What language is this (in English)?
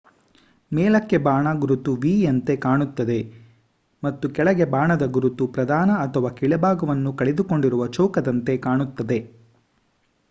Kannada